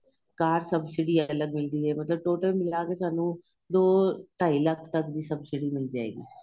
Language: Punjabi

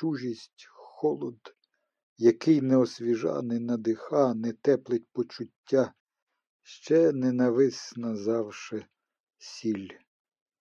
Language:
Ukrainian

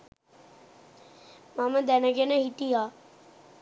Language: Sinhala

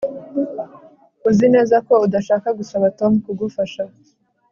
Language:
Kinyarwanda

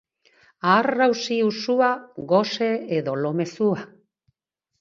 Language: Basque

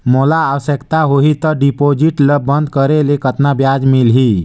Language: Chhattisgarhi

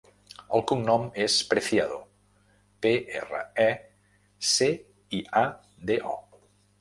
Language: Catalan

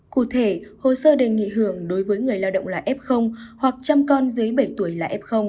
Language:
Vietnamese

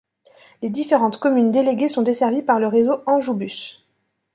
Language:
French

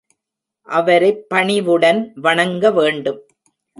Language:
Tamil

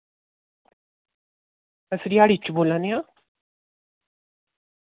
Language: Dogri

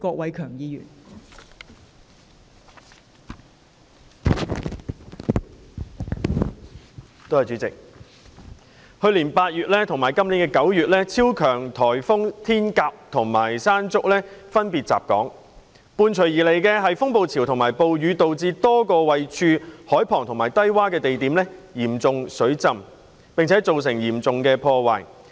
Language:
Cantonese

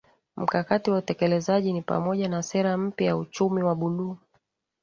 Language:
Swahili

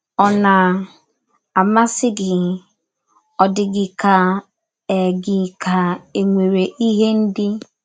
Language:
Igbo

